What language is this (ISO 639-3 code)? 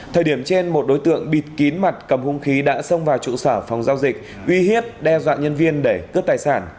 vie